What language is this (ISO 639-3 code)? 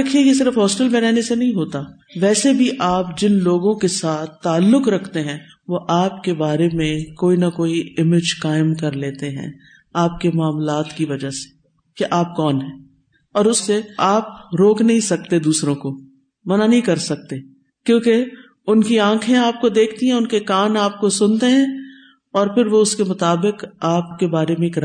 urd